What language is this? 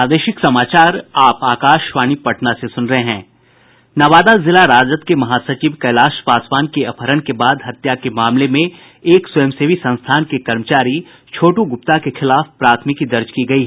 Hindi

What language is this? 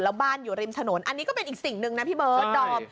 Thai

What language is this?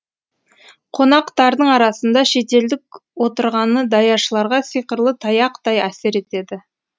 Kazakh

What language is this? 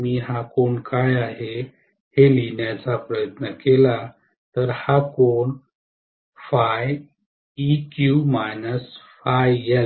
Marathi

